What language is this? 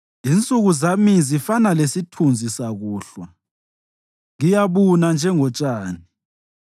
North Ndebele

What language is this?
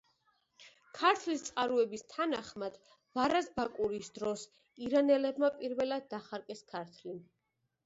Georgian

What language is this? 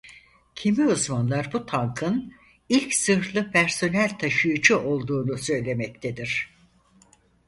Turkish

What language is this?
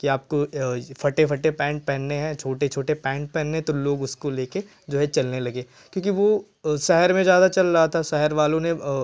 Hindi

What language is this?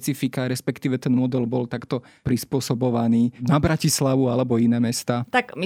Slovak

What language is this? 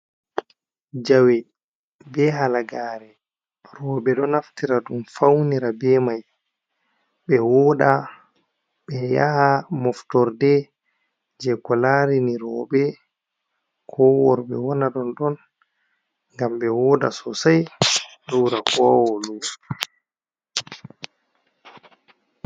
Fula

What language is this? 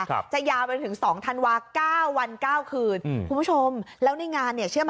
Thai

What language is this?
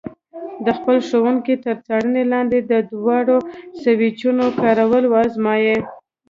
Pashto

